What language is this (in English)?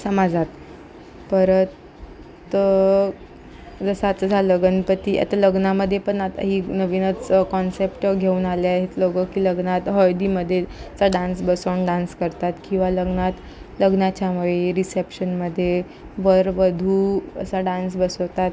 Marathi